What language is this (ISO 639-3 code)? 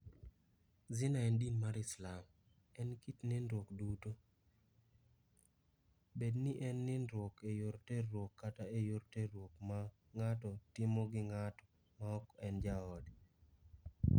luo